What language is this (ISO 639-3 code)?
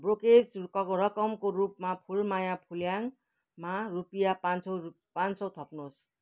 nep